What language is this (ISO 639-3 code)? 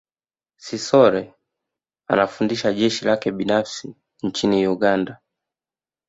swa